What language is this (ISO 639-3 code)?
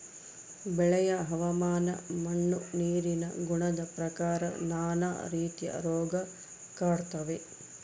kan